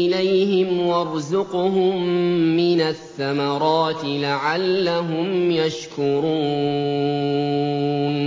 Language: Arabic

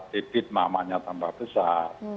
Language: Indonesian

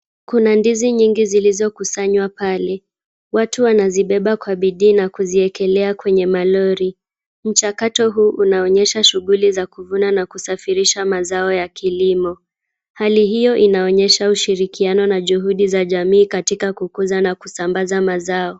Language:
Swahili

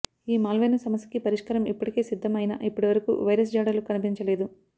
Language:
Telugu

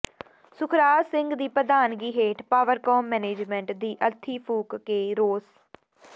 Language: Punjabi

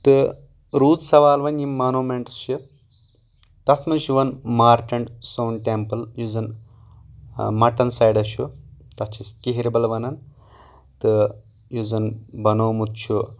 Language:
Kashmiri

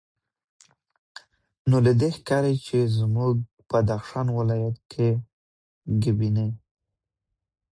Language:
Pashto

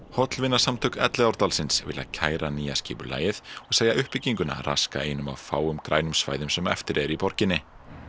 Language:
Icelandic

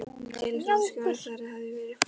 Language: Icelandic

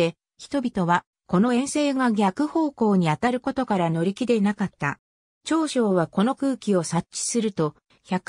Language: Japanese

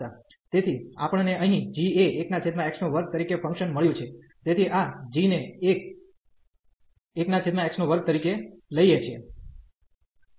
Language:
Gujarati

